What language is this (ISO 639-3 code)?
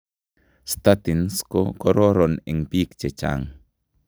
kln